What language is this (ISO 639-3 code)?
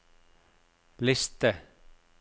nor